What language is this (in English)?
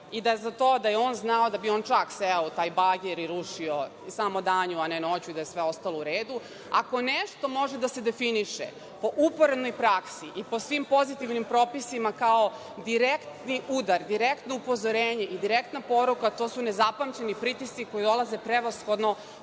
Serbian